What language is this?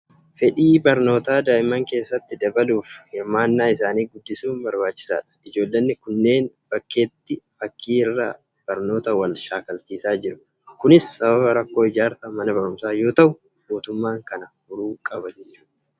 Oromo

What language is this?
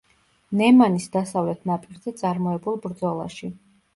Georgian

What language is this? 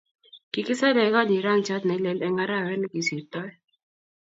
Kalenjin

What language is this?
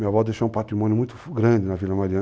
Portuguese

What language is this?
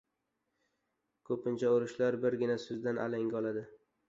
Uzbek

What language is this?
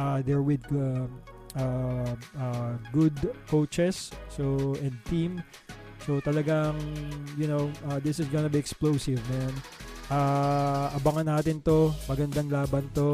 Filipino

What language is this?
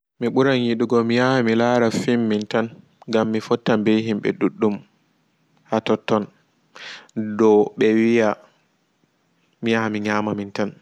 Fula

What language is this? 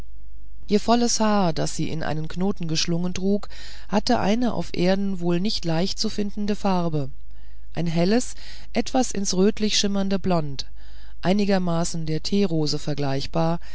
German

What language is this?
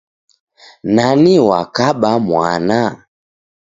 Taita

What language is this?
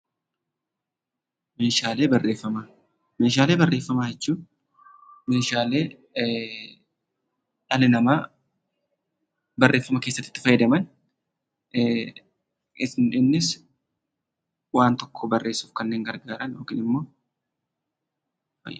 Oromo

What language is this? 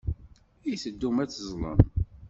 Kabyle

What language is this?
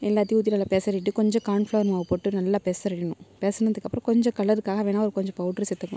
Tamil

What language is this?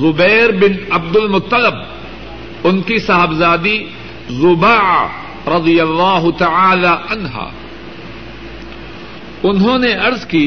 Urdu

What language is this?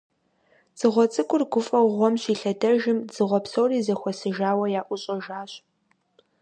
Kabardian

